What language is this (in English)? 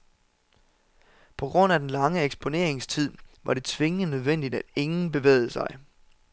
Danish